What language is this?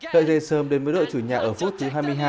Vietnamese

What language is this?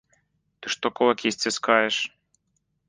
Belarusian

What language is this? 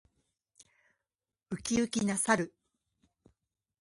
Japanese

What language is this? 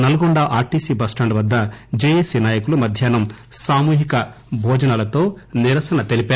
Telugu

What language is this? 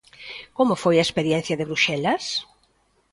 Galician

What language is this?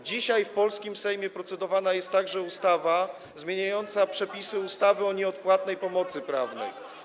Polish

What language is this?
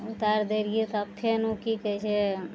Maithili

